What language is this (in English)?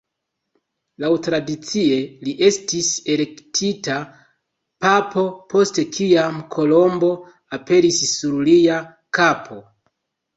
Esperanto